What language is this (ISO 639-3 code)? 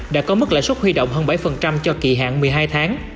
vie